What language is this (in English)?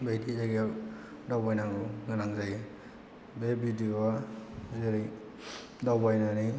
Bodo